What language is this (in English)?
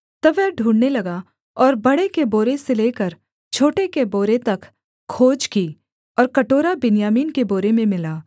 Hindi